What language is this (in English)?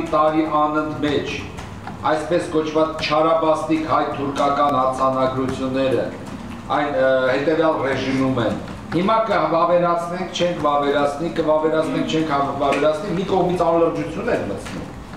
Turkish